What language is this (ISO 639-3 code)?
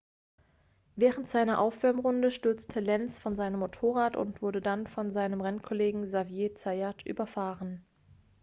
deu